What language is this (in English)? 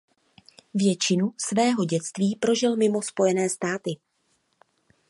Czech